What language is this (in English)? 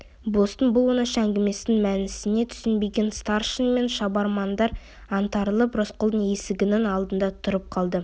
Kazakh